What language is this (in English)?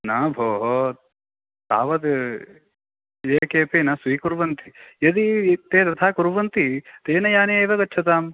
Sanskrit